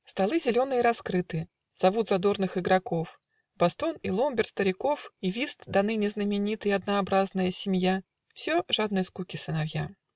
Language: Russian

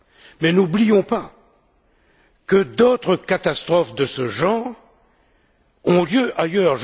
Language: French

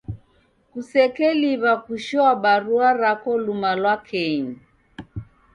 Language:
Taita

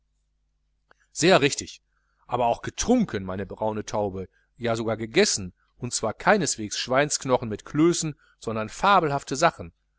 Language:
German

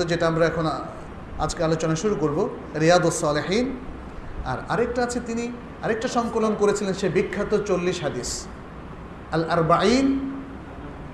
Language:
Bangla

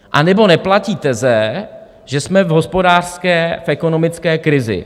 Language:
Czech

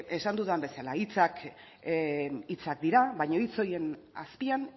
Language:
Basque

